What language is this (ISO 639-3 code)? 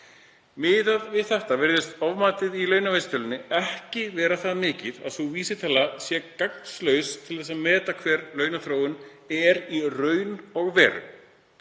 isl